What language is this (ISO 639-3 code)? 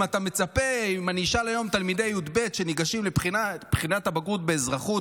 heb